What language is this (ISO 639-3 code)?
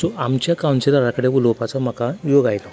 kok